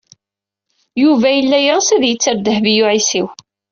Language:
Kabyle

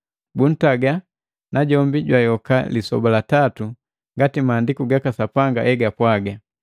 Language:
Matengo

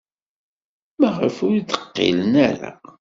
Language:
Kabyle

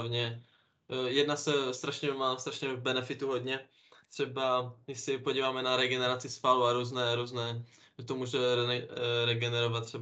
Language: Czech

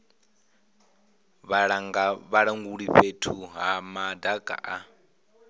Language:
Venda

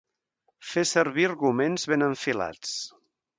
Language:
Catalan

